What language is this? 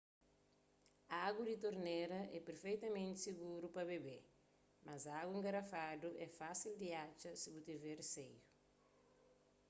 Kabuverdianu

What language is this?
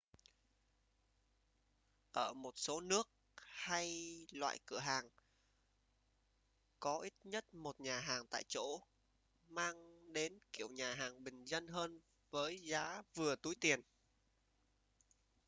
Vietnamese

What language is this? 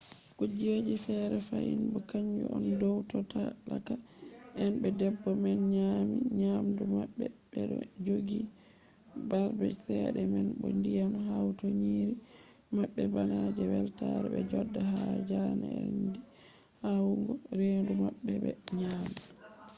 Fula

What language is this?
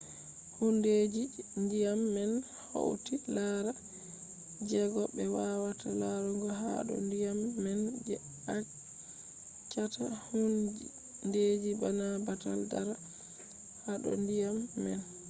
Fula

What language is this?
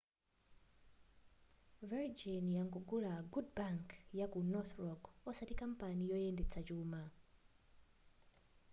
Nyanja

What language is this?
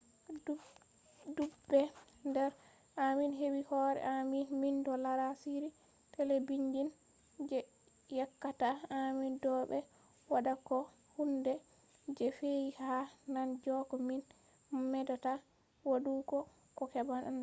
Fula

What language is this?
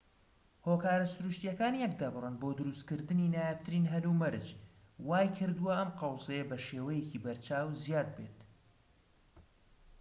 Central Kurdish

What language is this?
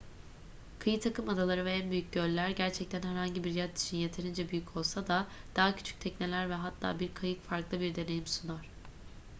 Turkish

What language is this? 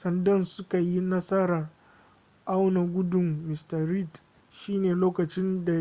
Hausa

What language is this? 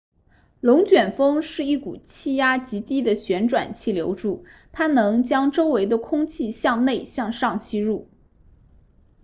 Chinese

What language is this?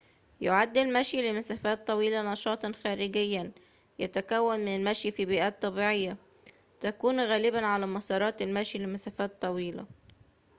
Arabic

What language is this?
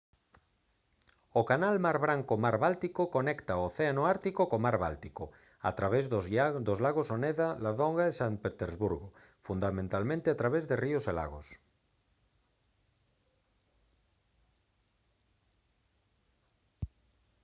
Galician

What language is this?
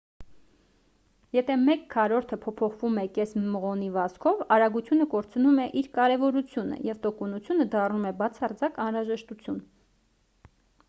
Armenian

